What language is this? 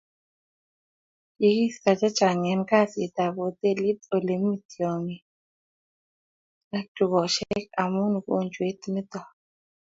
Kalenjin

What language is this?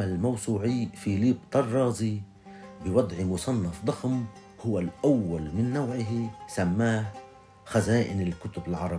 Arabic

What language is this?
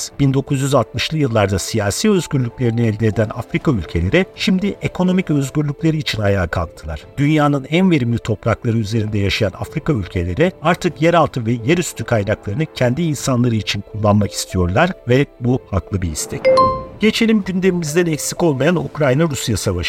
Turkish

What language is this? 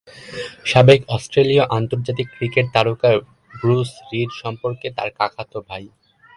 Bangla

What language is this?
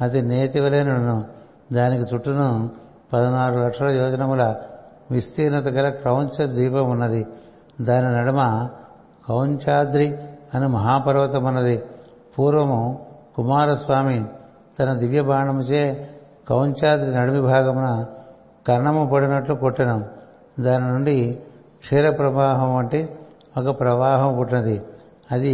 Telugu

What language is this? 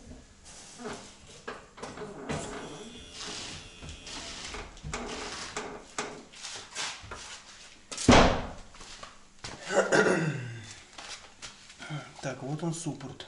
Russian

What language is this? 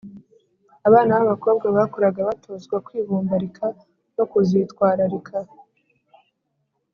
Kinyarwanda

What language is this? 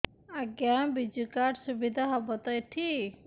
Odia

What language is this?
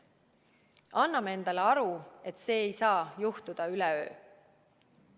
Estonian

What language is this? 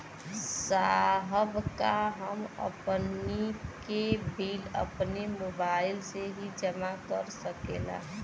Bhojpuri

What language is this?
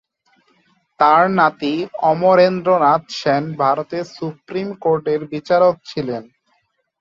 Bangla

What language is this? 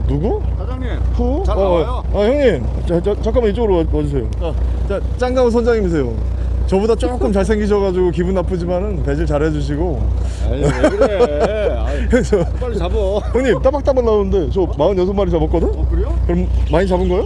Korean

